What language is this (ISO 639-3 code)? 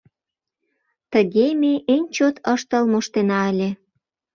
chm